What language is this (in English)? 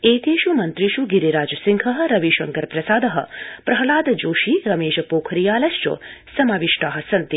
Sanskrit